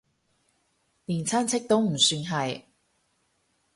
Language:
Cantonese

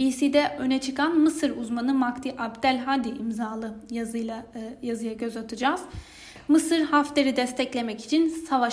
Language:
Turkish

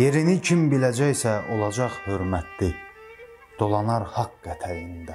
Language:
Turkish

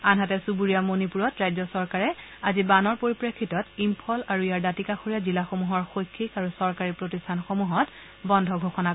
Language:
Assamese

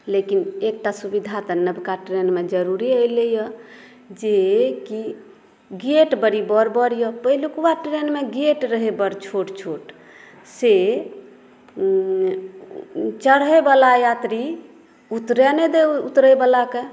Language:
Maithili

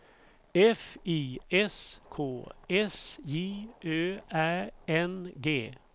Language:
Swedish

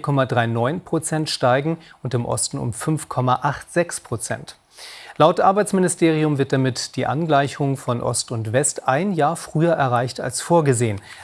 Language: German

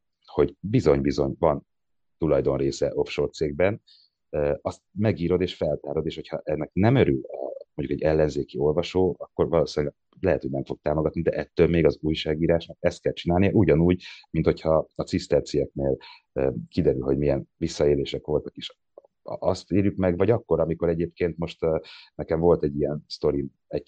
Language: Hungarian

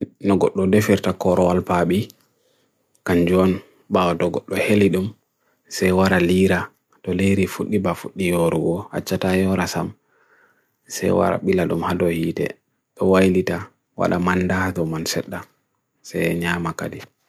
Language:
Bagirmi Fulfulde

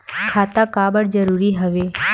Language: Chhattisgarhi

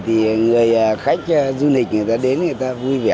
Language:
Vietnamese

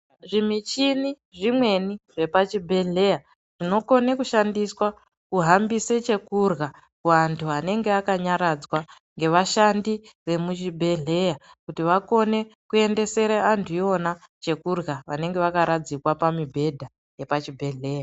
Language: Ndau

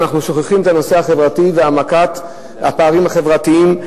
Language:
Hebrew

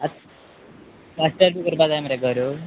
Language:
Konkani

